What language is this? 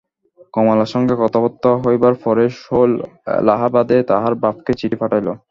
Bangla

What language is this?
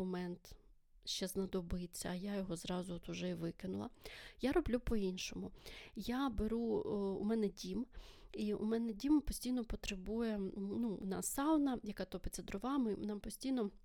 Ukrainian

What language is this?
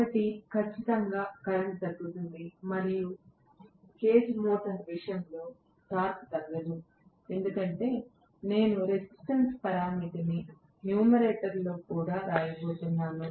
Telugu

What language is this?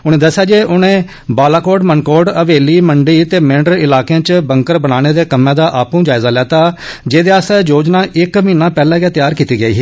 Dogri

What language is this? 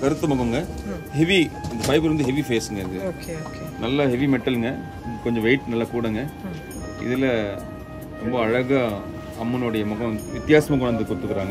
Tamil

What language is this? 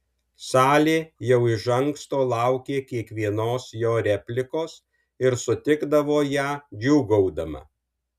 Lithuanian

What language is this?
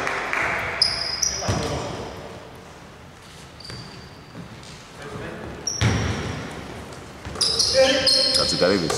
Greek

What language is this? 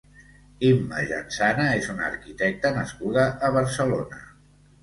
Catalan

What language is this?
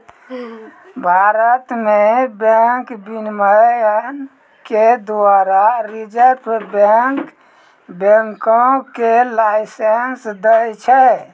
Maithili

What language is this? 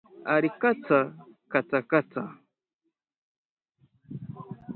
Swahili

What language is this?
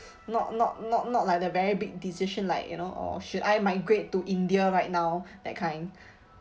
English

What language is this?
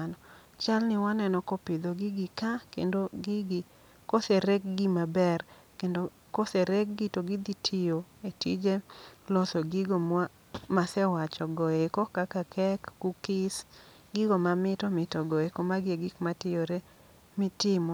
Luo (Kenya and Tanzania)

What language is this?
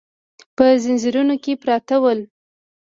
Pashto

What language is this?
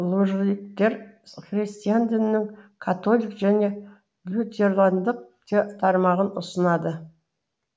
Kazakh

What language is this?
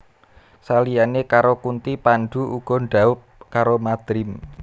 Javanese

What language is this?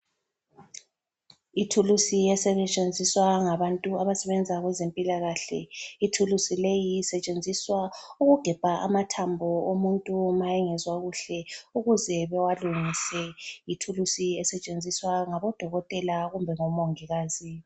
North Ndebele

